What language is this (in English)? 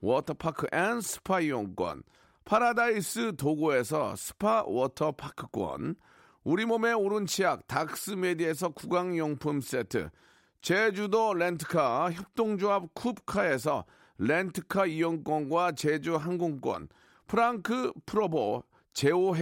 Korean